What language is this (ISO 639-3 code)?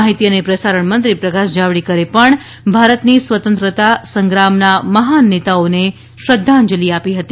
guj